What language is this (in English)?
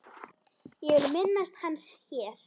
Icelandic